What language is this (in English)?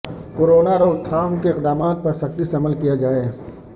Urdu